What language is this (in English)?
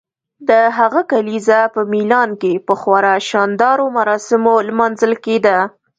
Pashto